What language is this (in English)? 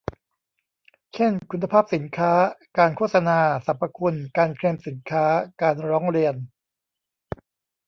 Thai